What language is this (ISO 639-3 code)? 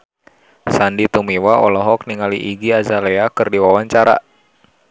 sun